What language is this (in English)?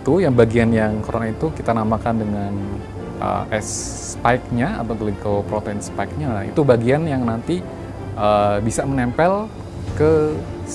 Indonesian